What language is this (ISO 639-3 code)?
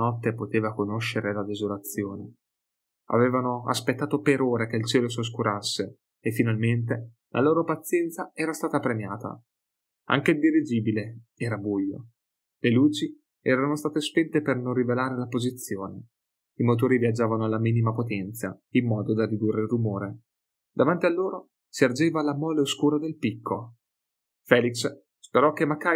ita